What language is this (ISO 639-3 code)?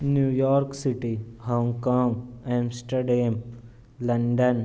urd